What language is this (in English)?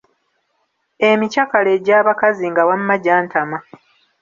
Ganda